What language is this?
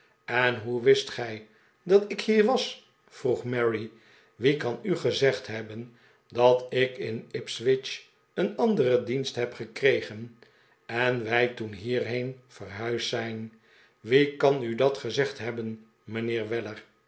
Dutch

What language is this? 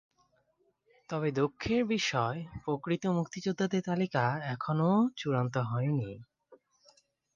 Bangla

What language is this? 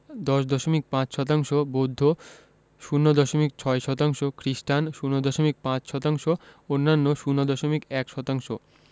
Bangla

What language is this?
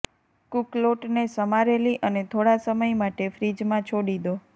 Gujarati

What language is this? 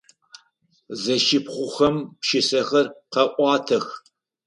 Adyghe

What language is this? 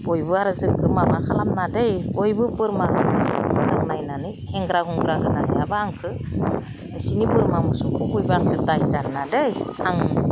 Bodo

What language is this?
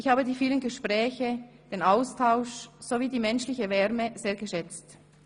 Swiss German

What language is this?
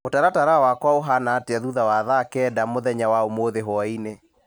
Kikuyu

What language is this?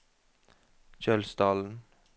Norwegian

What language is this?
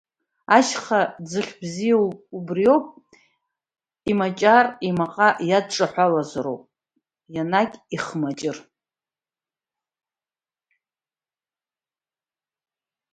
Abkhazian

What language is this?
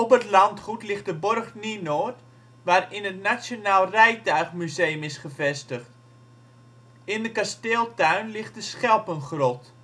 Dutch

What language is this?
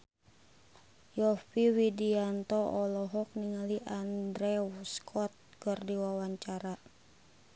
Sundanese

